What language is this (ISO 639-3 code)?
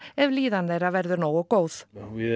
isl